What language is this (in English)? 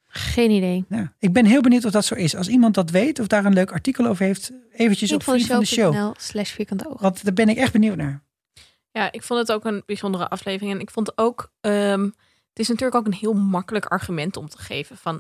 Dutch